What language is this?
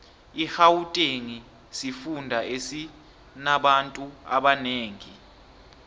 South Ndebele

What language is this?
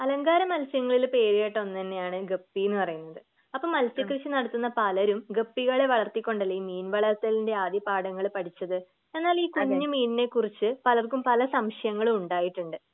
Malayalam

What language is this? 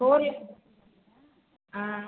Tamil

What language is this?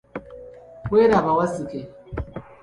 Ganda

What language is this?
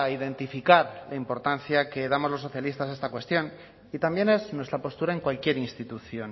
Spanish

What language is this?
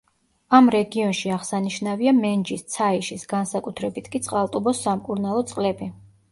Georgian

